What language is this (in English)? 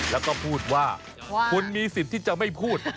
Thai